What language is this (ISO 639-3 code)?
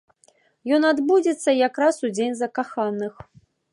bel